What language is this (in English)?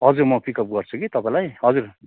Nepali